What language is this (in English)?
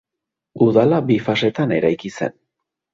Basque